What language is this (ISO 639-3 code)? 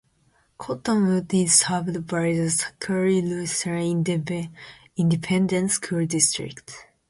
eng